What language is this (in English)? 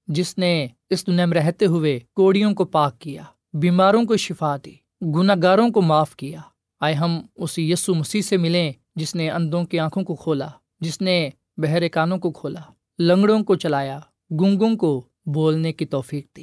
Urdu